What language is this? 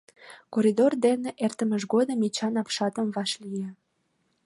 Mari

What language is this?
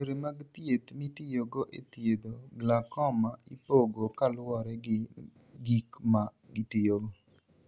Luo (Kenya and Tanzania)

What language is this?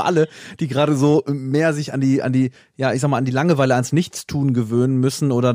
German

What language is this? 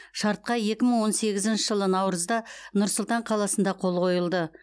Kazakh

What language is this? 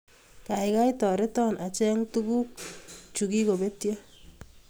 Kalenjin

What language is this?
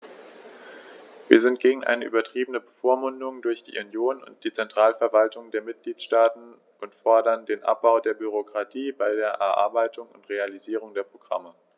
German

